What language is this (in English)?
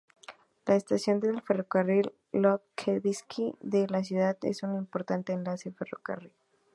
Spanish